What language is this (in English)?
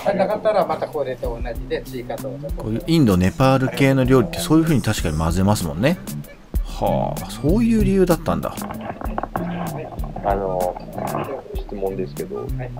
Japanese